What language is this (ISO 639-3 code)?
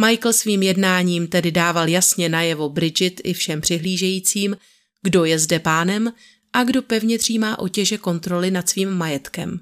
ces